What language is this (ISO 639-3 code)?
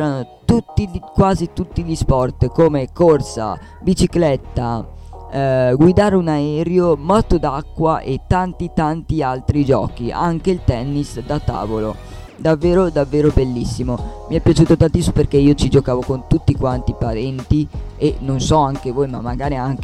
ita